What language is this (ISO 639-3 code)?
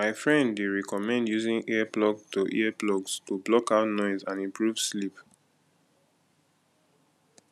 pcm